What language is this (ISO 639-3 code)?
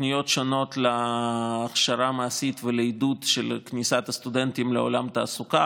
heb